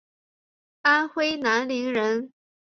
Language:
Chinese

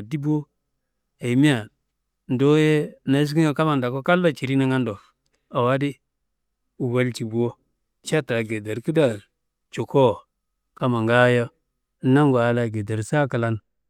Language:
Kanembu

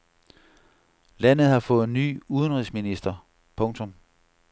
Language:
Danish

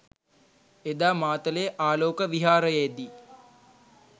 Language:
Sinhala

